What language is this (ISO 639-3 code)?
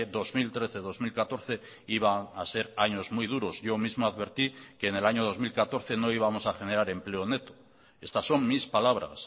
spa